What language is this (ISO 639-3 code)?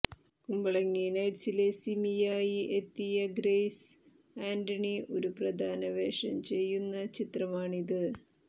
mal